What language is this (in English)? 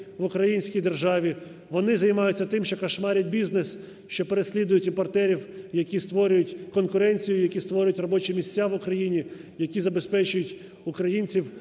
Ukrainian